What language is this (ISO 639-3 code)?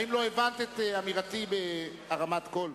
heb